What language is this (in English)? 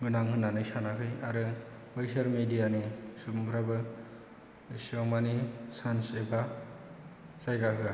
Bodo